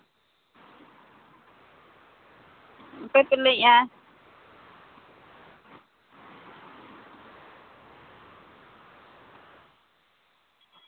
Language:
Santali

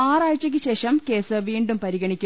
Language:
Malayalam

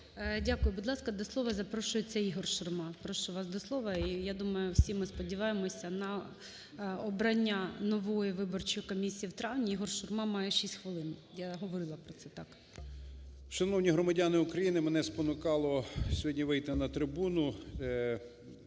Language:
Ukrainian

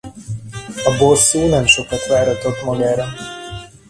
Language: Hungarian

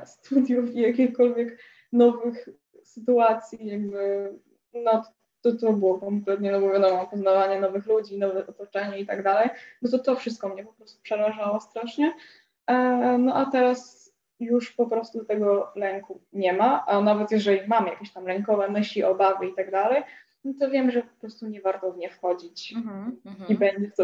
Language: Polish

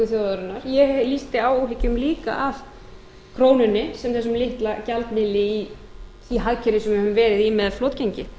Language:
Icelandic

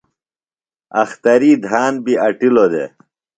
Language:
Phalura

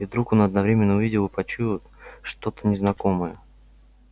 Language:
Russian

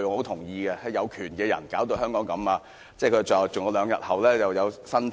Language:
Cantonese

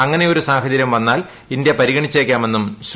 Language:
Malayalam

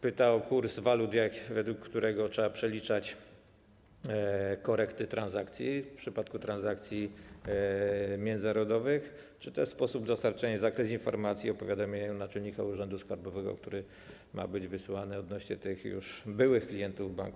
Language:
Polish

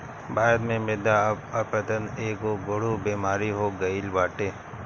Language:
Bhojpuri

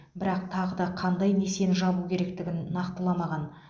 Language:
Kazakh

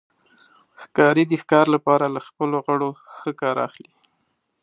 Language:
Pashto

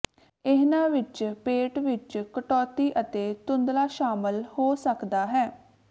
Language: Punjabi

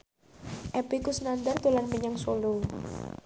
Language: Javanese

